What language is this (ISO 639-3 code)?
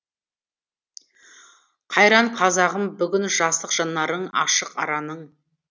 kaz